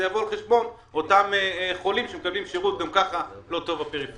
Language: Hebrew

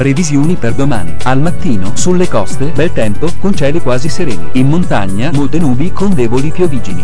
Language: Italian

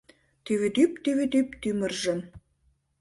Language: Mari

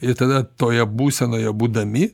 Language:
Lithuanian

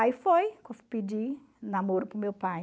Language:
Portuguese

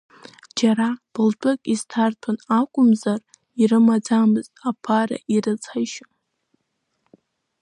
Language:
Abkhazian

